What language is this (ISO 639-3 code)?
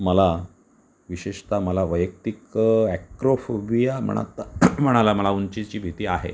mar